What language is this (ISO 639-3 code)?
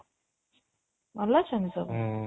ori